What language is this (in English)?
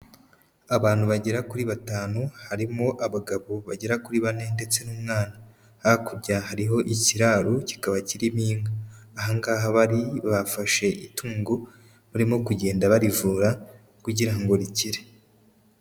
Kinyarwanda